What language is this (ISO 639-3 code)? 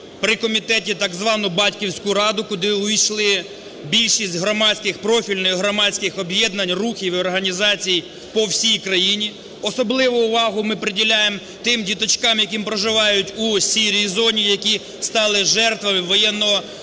ukr